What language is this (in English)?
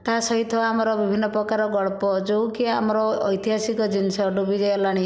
Odia